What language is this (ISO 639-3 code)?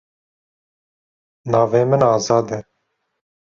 kur